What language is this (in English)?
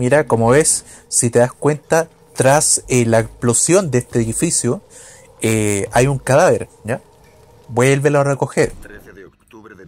Spanish